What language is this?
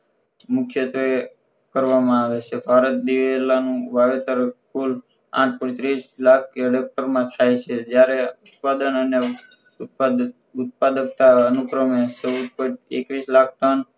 Gujarati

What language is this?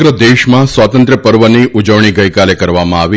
Gujarati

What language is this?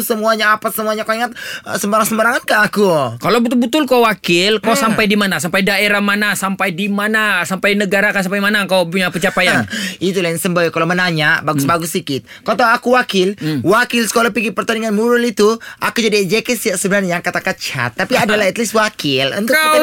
Malay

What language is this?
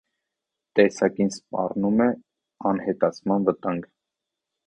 Armenian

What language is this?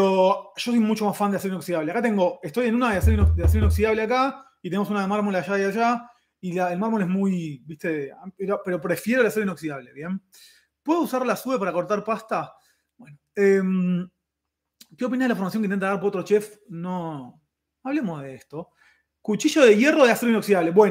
Spanish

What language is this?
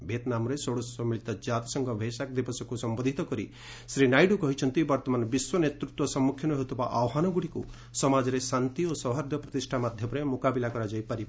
Odia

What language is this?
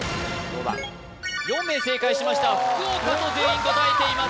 Japanese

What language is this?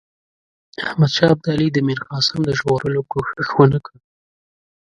Pashto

